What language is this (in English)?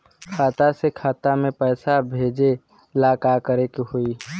Bhojpuri